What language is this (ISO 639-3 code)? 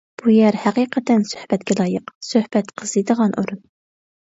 uig